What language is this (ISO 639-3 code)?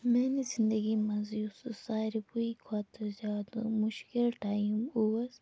kas